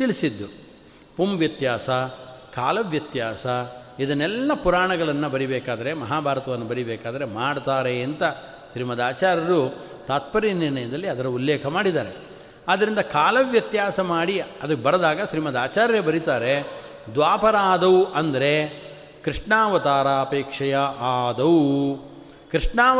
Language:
Kannada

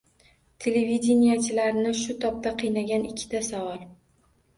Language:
Uzbek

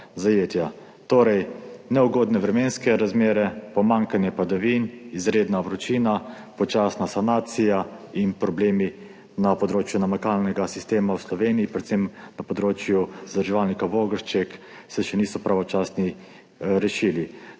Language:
Slovenian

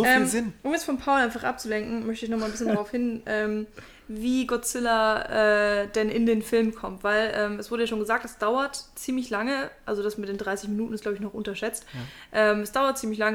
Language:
German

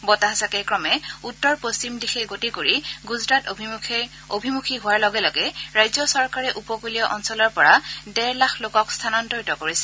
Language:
Assamese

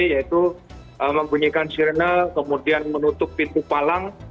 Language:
Indonesian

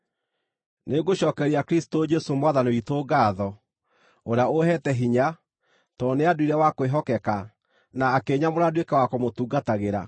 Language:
Kikuyu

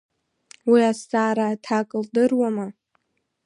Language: Abkhazian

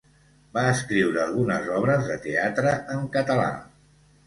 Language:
Catalan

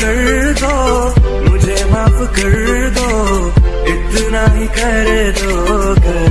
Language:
Hindi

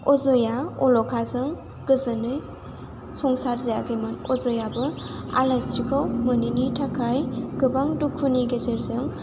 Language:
Bodo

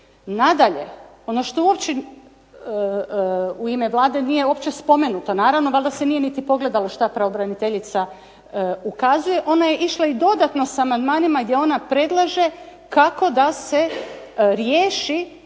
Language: Croatian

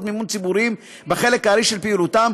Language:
Hebrew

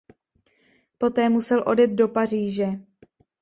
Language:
Czech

